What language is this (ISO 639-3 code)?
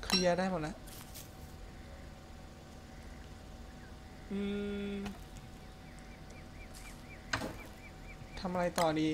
tha